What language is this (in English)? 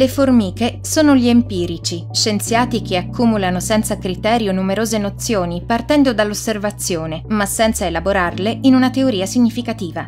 Italian